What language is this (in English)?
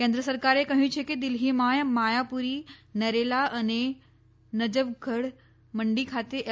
Gujarati